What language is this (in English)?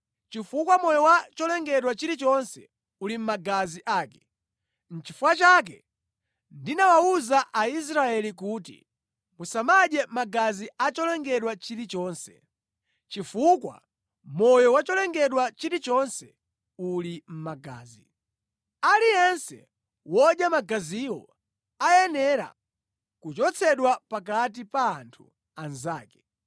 Nyanja